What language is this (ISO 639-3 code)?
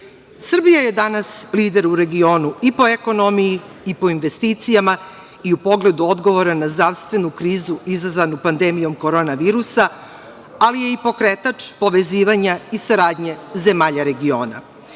srp